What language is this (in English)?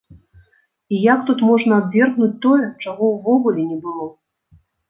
Belarusian